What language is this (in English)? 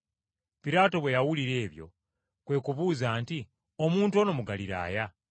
Ganda